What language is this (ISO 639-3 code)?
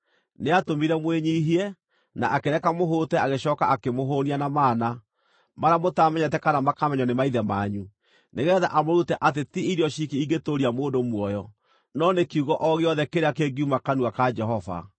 kik